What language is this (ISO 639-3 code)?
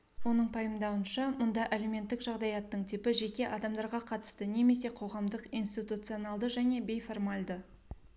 kaz